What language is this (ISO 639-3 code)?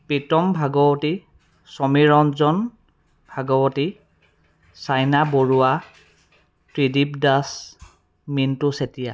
asm